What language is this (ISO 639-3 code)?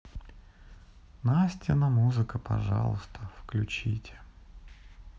rus